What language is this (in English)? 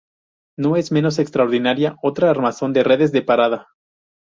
Spanish